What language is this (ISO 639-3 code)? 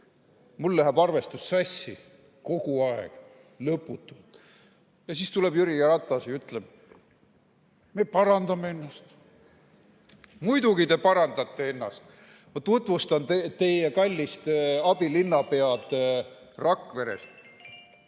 est